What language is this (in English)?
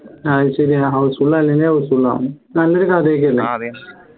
Malayalam